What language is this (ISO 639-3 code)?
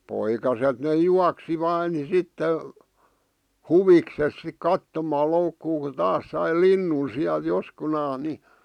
fin